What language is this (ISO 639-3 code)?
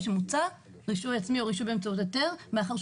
heb